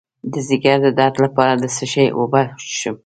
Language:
Pashto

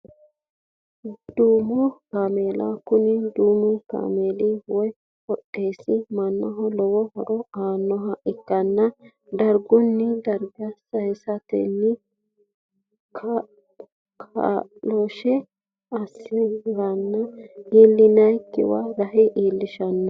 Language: Sidamo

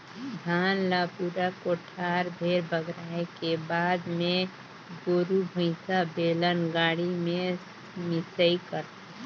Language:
Chhattisgarhi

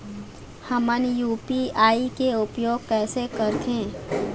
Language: Chhattisgarhi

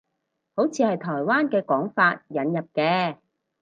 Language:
Cantonese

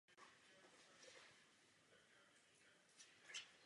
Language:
Czech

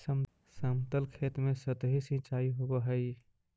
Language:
Magahi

